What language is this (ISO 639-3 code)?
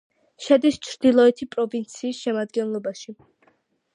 kat